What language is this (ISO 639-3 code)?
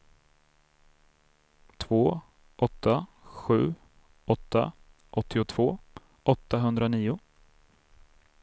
swe